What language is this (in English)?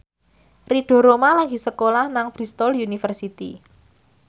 Javanese